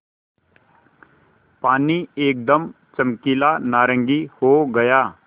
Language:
Hindi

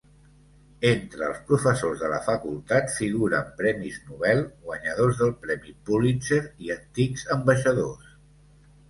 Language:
Catalan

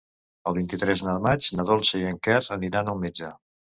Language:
Catalan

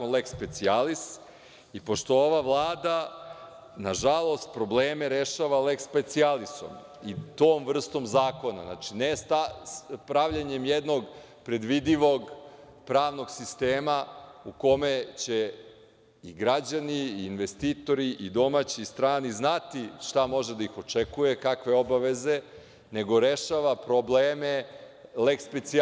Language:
Serbian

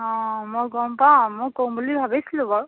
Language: Assamese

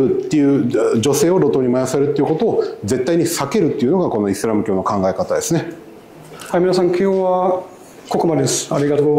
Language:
Japanese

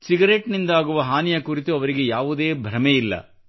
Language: Kannada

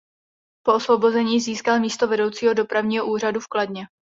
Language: Czech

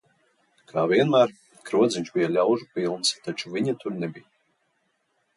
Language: Latvian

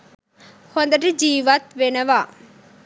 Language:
Sinhala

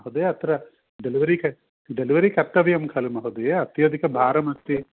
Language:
Sanskrit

